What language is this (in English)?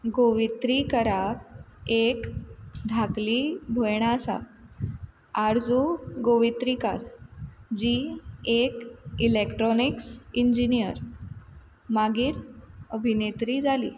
Konkani